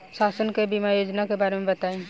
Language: Bhojpuri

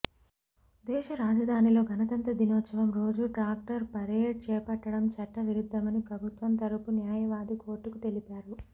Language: Telugu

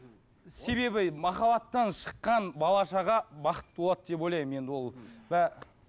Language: Kazakh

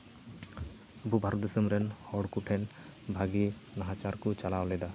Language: Santali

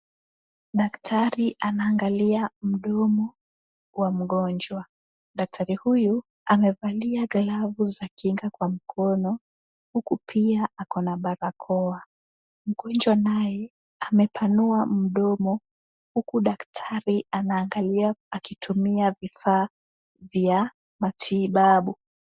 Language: Swahili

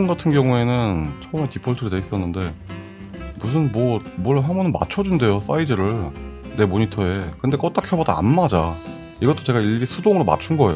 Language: Korean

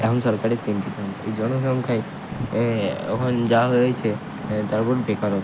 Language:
Bangla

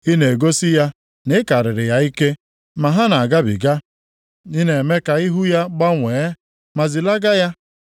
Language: Igbo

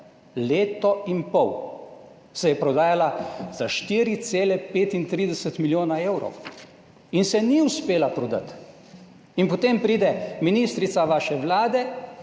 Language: Slovenian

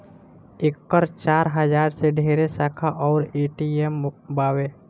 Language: Bhojpuri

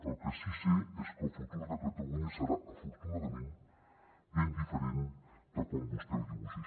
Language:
Catalan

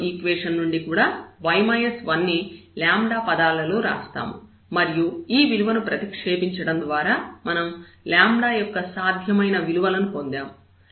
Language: Telugu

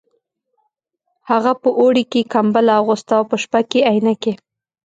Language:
Pashto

